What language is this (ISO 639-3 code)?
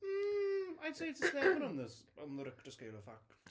cym